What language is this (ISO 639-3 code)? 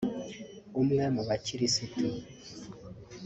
kin